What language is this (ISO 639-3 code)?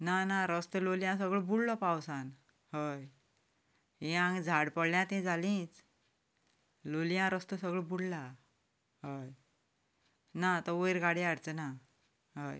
kok